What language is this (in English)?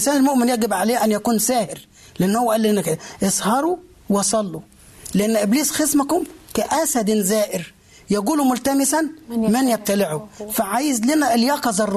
Arabic